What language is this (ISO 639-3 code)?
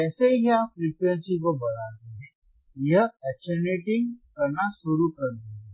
hin